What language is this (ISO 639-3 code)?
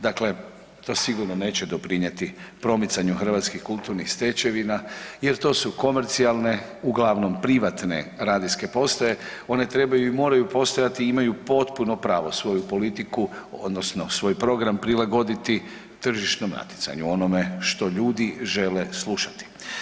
hrv